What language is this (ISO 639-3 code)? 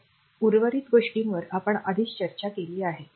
mar